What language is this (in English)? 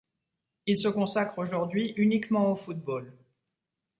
French